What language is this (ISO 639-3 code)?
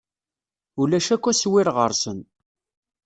kab